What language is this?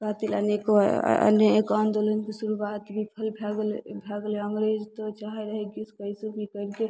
Maithili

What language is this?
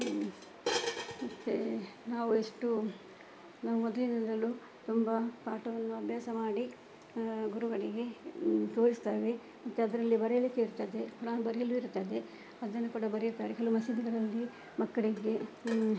Kannada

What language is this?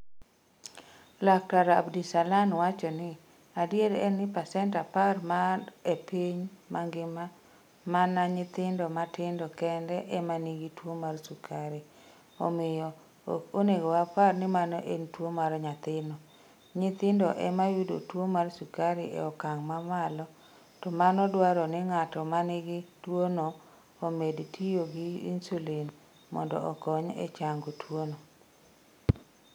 Luo (Kenya and Tanzania)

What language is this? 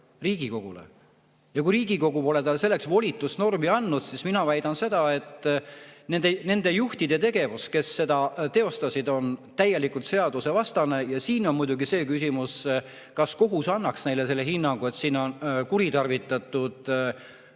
Estonian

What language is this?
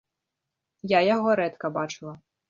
Belarusian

